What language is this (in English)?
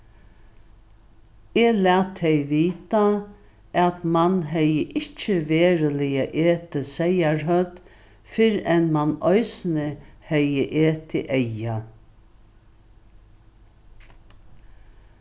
Faroese